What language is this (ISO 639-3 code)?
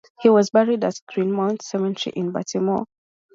eng